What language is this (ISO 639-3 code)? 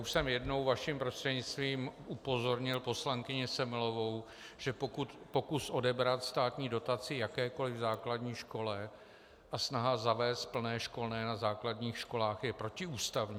ces